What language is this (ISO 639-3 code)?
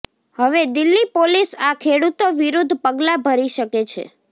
guj